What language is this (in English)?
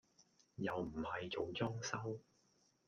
Cantonese